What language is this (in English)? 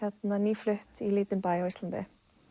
Icelandic